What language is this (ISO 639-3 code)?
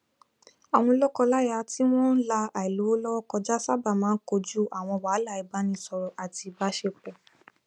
yor